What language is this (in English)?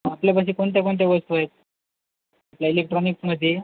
Marathi